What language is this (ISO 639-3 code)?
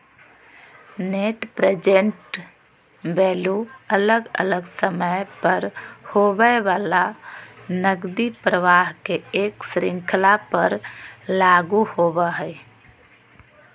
mag